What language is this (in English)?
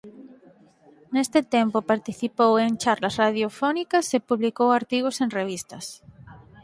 Galician